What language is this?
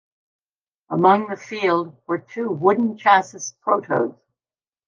English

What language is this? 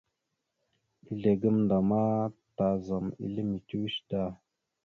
Mada (Cameroon)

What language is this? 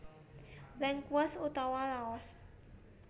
Javanese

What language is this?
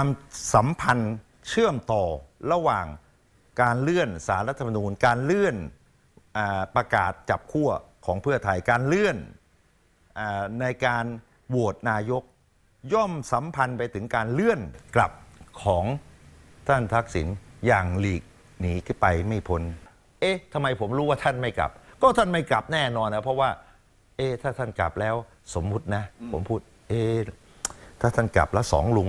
Thai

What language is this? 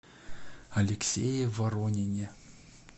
Russian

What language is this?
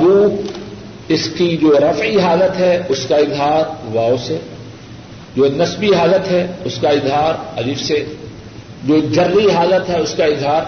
Urdu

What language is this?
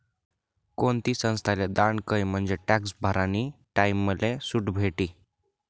Marathi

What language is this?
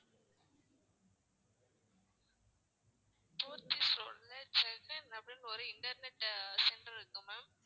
Tamil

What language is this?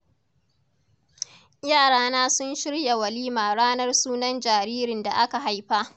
Hausa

